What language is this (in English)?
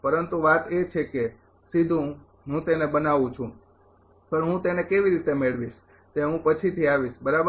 Gujarati